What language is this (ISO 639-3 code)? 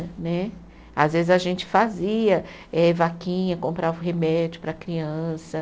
por